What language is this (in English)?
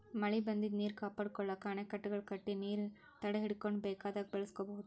Kannada